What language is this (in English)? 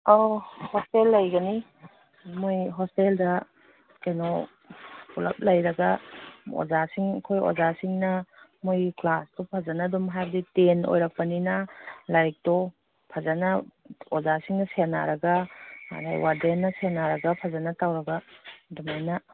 Manipuri